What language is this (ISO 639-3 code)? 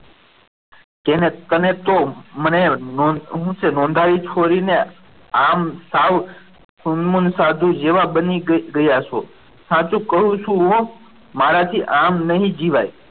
guj